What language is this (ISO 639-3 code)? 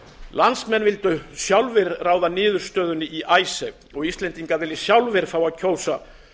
isl